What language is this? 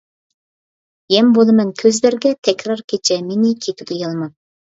Uyghur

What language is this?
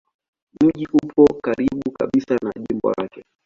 Swahili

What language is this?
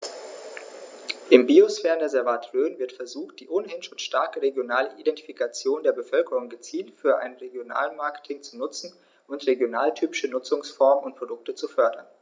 German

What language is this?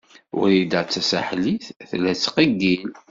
Kabyle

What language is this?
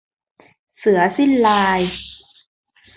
Thai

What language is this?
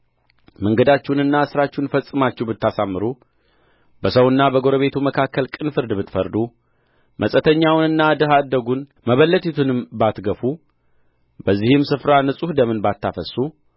Amharic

